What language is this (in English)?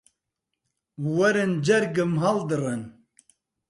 Central Kurdish